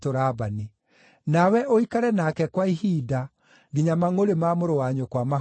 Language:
Kikuyu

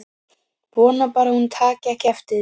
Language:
Icelandic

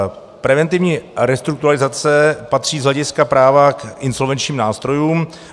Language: Czech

